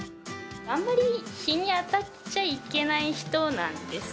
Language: Japanese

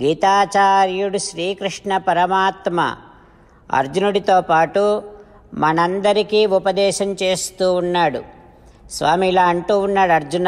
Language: Telugu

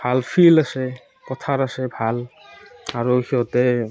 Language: Assamese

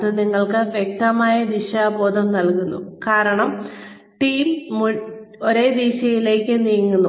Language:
Malayalam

